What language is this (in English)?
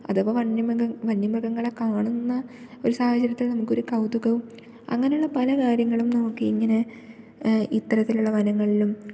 Malayalam